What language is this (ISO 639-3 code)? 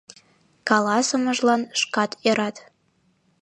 chm